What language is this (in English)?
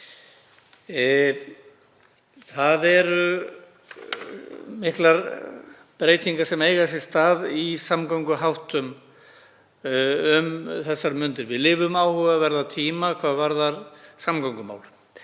Icelandic